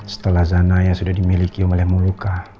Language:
Indonesian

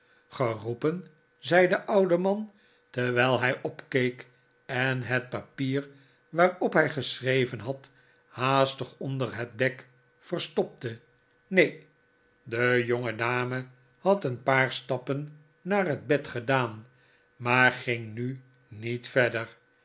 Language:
Dutch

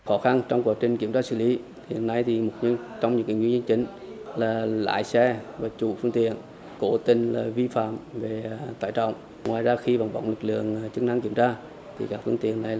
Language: Vietnamese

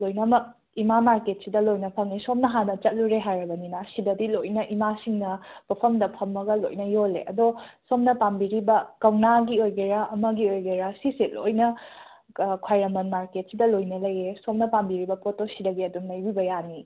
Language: Manipuri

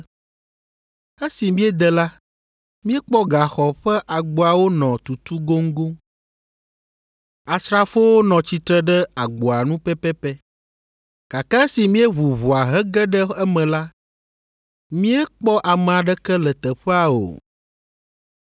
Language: Ewe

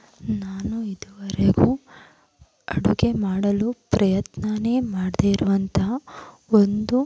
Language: Kannada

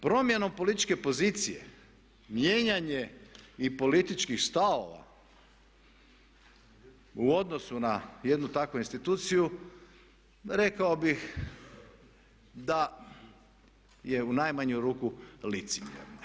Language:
Croatian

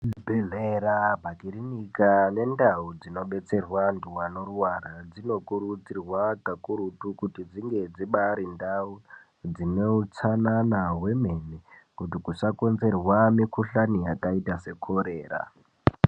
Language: Ndau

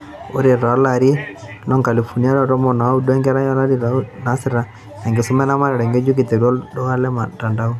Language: Masai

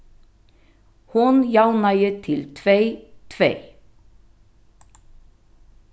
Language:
Faroese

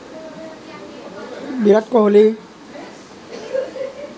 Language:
Assamese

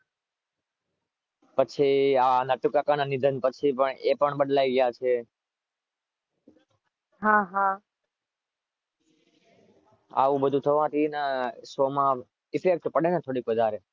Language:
Gujarati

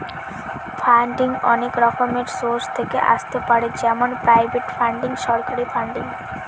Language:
Bangla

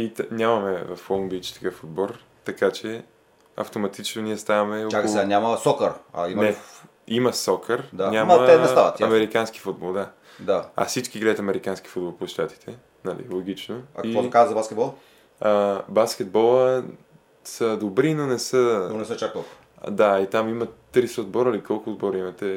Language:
Bulgarian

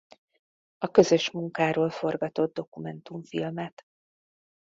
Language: Hungarian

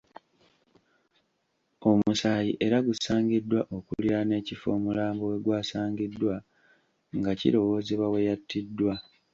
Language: Ganda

